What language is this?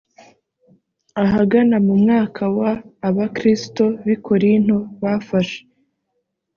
Kinyarwanda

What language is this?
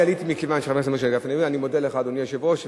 Hebrew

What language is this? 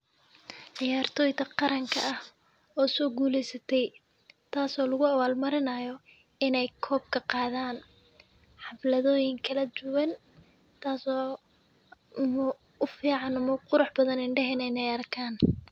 Somali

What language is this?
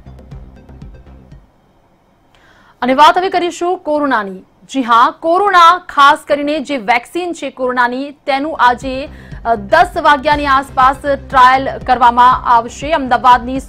Hindi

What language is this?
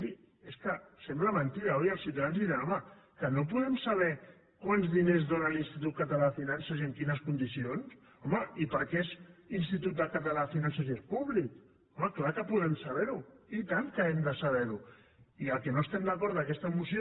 Catalan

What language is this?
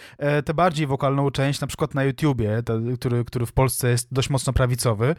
Polish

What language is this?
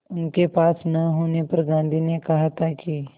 Hindi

